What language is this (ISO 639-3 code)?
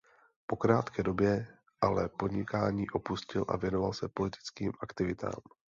ces